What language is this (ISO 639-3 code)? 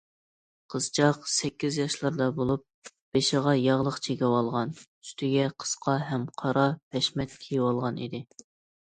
uig